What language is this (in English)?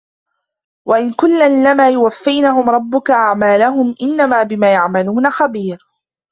Arabic